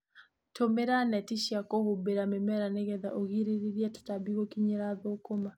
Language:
Kikuyu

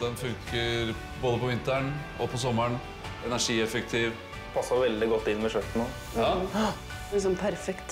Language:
Norwegian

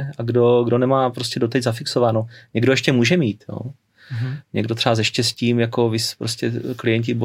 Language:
Czech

